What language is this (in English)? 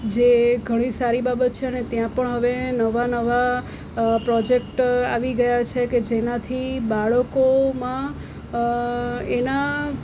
Gujarati